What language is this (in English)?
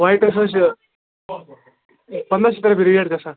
Kashmiri